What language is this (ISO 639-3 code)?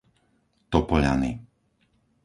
slk